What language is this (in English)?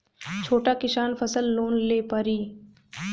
Bhojpuri